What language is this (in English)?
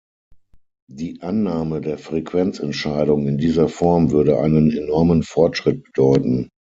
German